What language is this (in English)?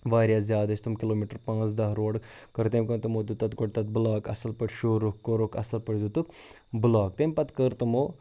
Kashmiri